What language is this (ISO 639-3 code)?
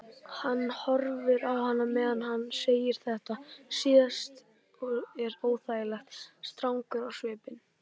isl